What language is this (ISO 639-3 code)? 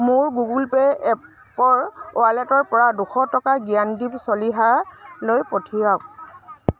asm